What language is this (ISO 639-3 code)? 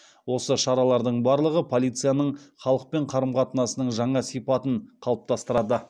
kaz